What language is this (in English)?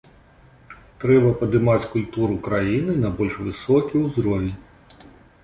Belarusian